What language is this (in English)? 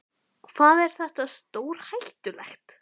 Icelandic